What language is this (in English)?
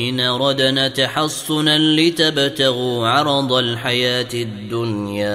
Arabic